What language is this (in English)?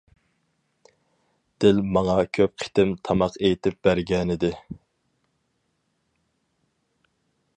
Uyghur